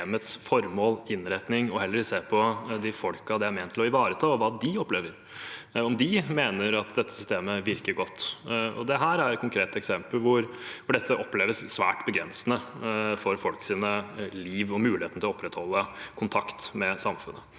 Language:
Norwegian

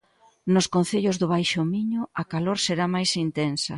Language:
Galician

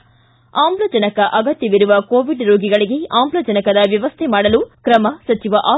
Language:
Kannada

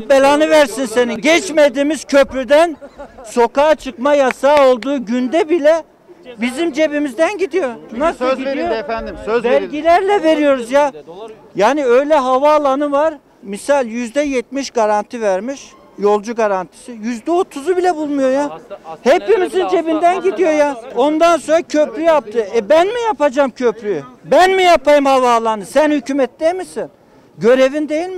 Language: Turkish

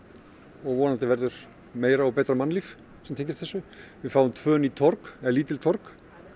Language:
Icelandic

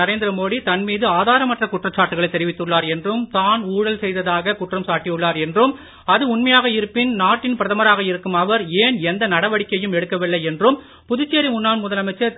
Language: Tamil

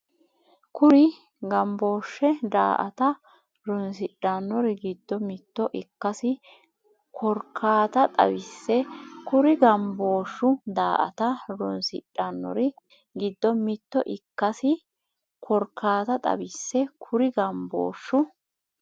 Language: Sidamo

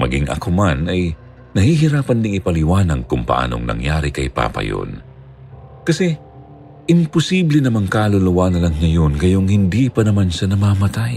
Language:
Filipino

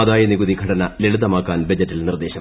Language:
Malayalam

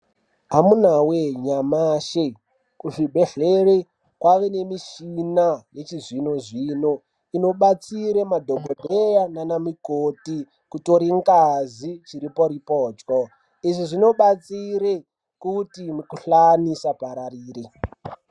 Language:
Ndau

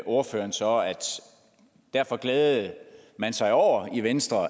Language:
Danish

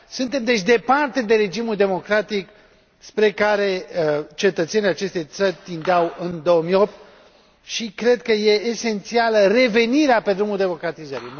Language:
Romanian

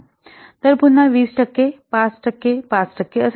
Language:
Marathi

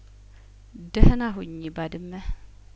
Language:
Amharic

